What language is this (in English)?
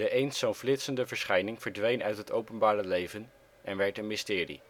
Dutch